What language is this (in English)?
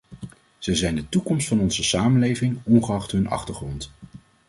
Dutch